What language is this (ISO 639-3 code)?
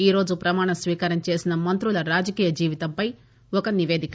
tel